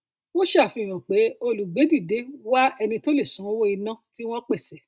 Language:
Yoruba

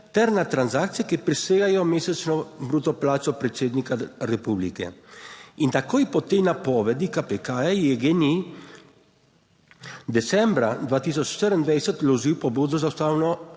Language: Slovenian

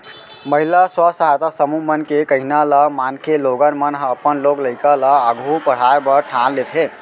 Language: Chhattisgarhi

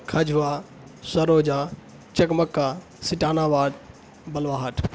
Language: Urdu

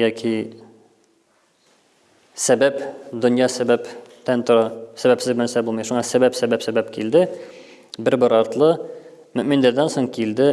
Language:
Turkish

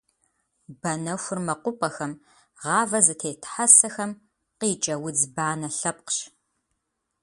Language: Kabardian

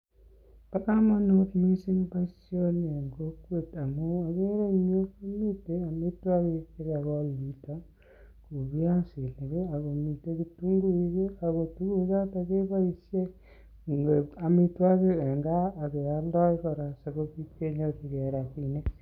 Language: Kalenjin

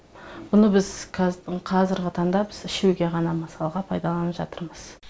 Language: Kazakh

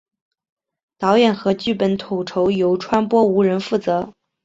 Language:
Chinese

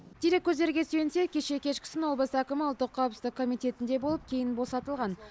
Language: Kazakh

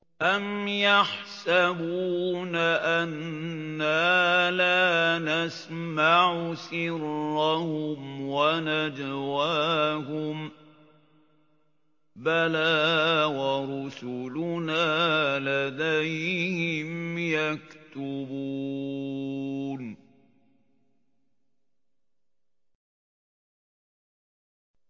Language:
Arabic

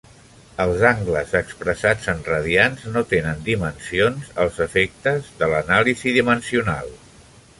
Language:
Catalan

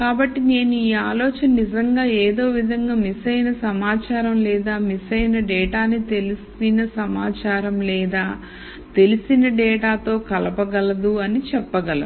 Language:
Telugu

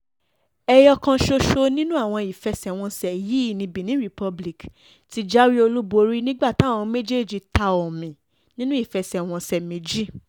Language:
Yoruba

